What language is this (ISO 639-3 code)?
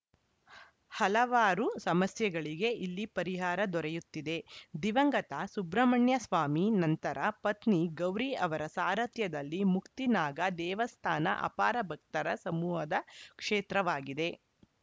kan